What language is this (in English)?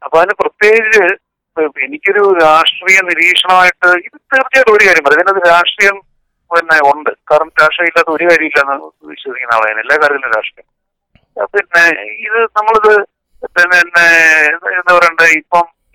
Malayalam